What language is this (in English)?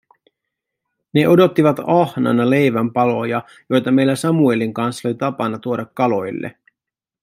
Finnish